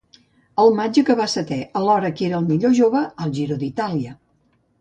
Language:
Catalan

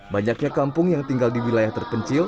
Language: Indonesian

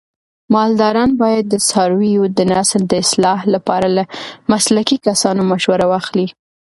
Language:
Pashto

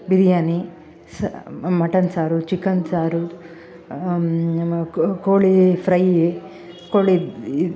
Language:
Kannada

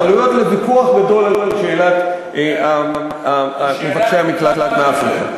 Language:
Hebrew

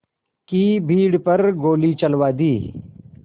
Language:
Hindi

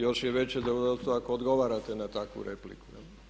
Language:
Croatian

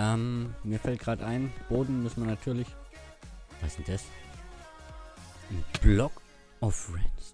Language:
German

